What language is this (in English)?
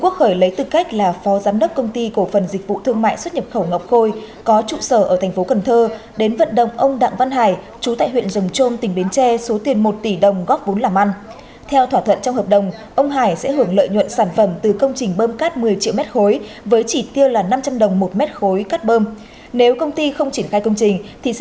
Vietnamese